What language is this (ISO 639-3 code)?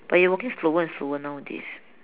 eng